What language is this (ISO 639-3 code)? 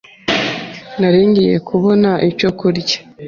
kin